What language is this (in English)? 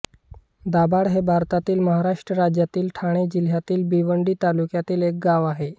Marathi